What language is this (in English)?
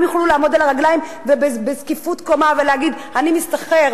Hebrew